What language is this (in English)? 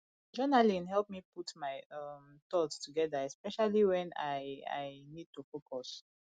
Nigerian Pidgin